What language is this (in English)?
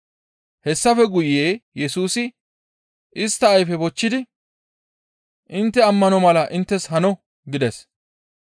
Gamo